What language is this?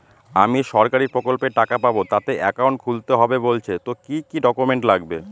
Bangla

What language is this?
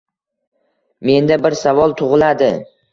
Uzbek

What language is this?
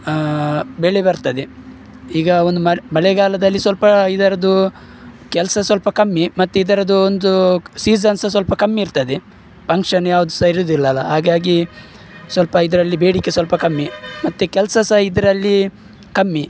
Kannada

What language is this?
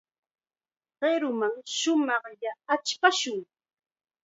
Chiquián Ancash Quechua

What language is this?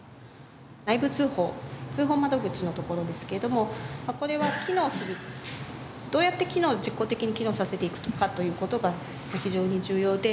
Japanese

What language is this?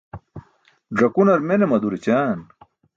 Burushaski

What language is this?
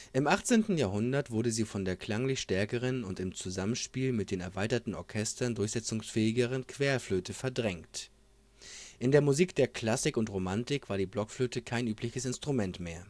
German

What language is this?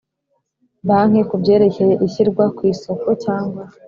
Kinyarwanda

